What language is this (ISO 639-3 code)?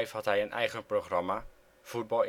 nld